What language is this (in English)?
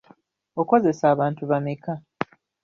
Ganda